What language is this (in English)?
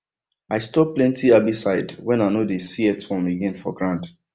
Nigerian Pidgin